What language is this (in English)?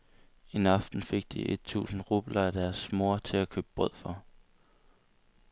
Danish